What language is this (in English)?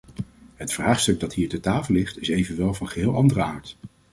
Dutch